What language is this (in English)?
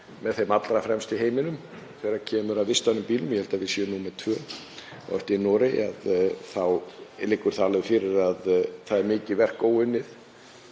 Icelandic